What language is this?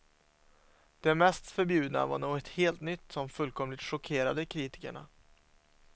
Swedish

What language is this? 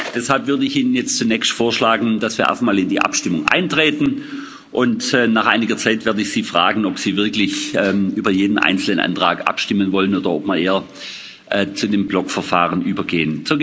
German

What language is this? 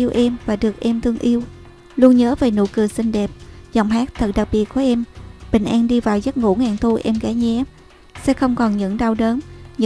Vietnamese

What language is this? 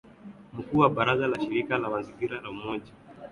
Swahili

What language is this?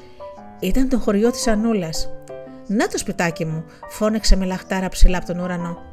Greek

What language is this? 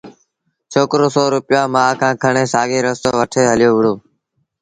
Sindhi Bhil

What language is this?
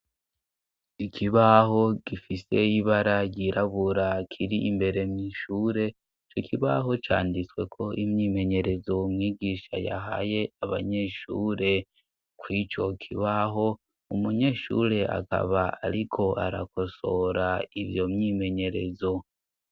Rundi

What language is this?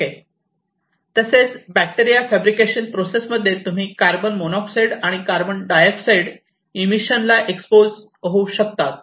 Marathi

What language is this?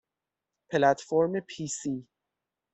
Persian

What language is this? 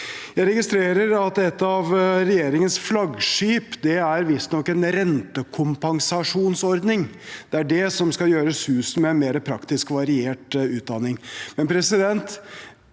Norwegian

